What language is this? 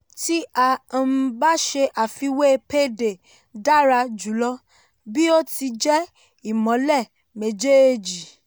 Yoruba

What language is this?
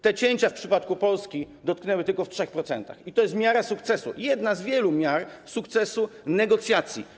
Polish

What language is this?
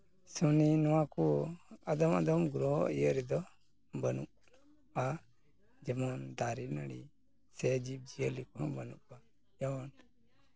Santali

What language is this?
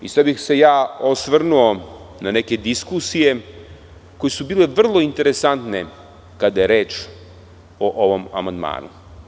Serbian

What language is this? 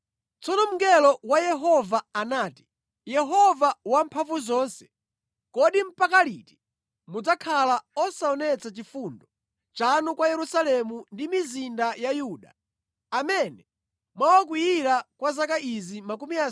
Nyanja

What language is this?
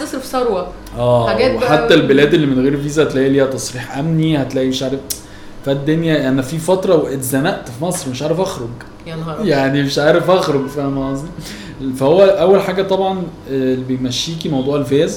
Arabic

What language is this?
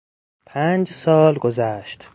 Persian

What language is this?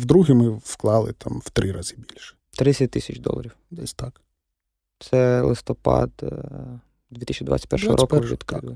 Ukrainian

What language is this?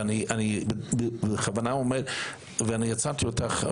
Hebrew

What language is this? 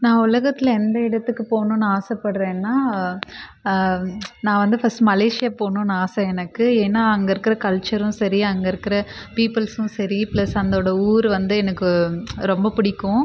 Tamil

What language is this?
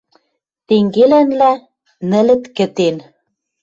Western Mari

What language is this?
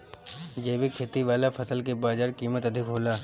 Bhojpuri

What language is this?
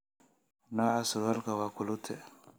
Somali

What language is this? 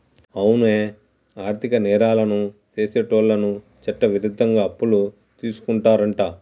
Telugu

